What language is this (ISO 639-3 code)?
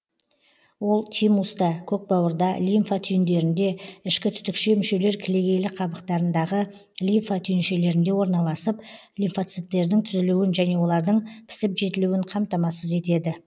kaz